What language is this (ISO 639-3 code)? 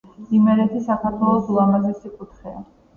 kat